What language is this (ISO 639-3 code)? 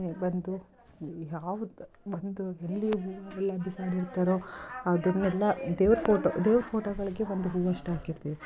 kan